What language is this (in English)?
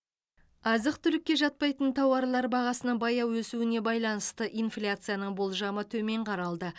Kazakh